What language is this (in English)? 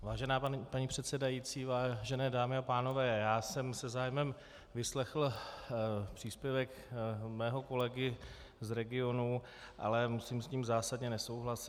Czech